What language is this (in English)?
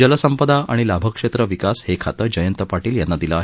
Marathi